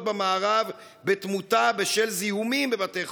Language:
Hebrew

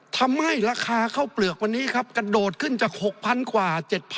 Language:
Thai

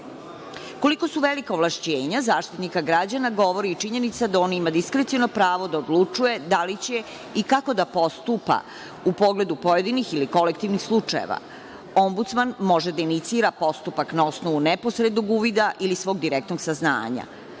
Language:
Serbian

